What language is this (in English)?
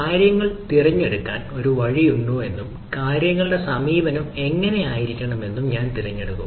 Malayalam